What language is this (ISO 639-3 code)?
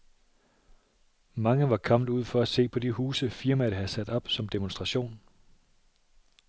dan